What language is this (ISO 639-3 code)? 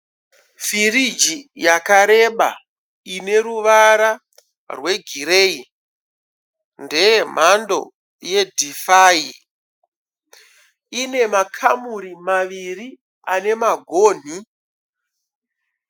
sna